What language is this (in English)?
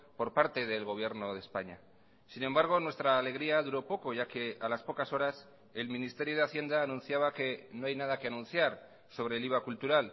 Spanish